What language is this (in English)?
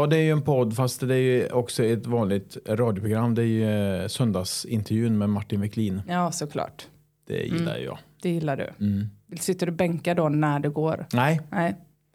Swedish